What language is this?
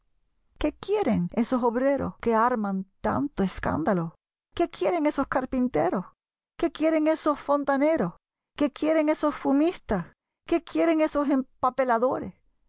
Spanish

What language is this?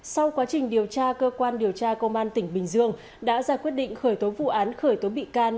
Vietnamese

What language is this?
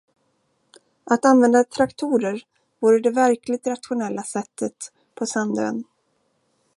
Swedish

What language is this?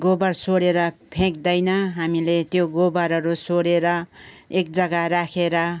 Nepali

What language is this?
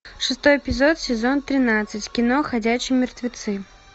Russian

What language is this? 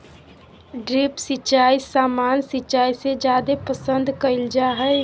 Magahi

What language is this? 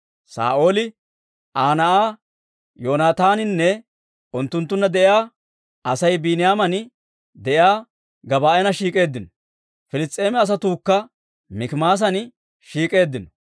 Dawro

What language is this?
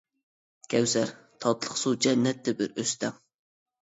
Uyghur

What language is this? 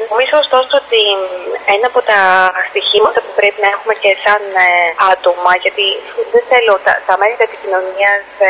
Greek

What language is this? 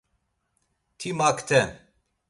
Laz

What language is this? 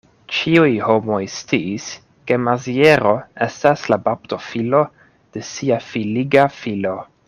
Esperanto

